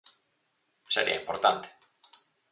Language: Galician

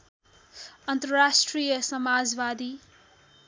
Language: Nepali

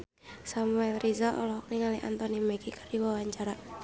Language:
Sundanese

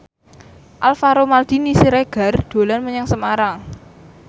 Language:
Javanese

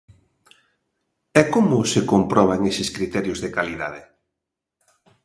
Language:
Galician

